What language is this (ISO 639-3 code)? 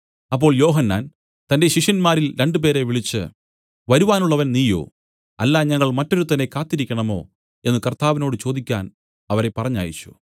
mal